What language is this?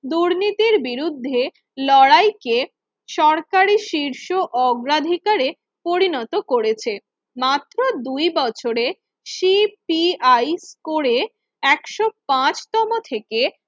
Bangla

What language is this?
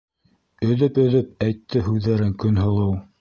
Bashkir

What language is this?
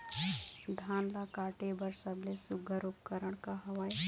Chhattisgarhi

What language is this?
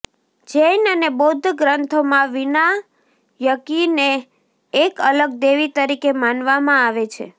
Gujarati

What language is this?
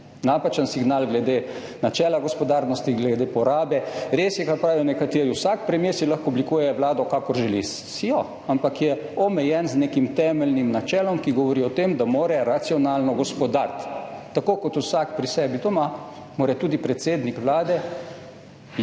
Slovenian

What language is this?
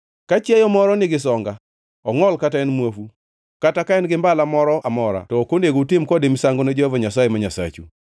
Luo (Kenya and Tanzania)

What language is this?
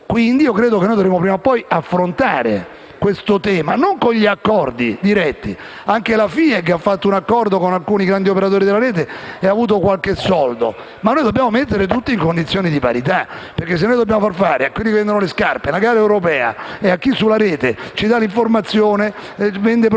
Italian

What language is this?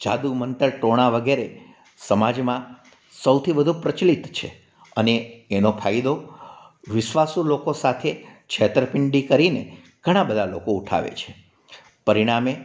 Gujarati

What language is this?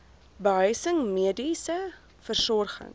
Afrikaans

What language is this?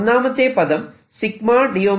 Malayalam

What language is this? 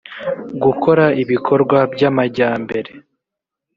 Kinyarwanda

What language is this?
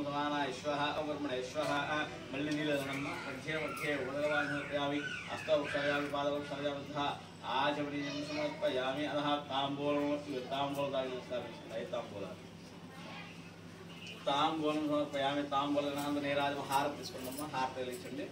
Telugu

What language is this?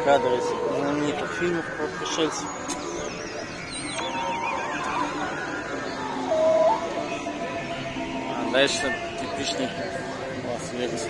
Russian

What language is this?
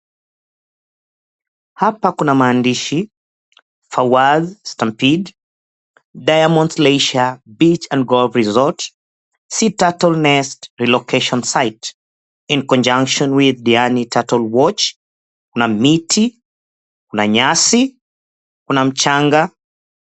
Swahili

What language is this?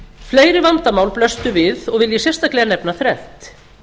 Icelandic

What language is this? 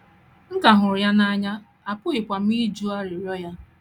Igbo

